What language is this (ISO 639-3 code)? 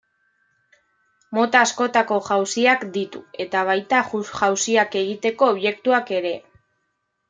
eus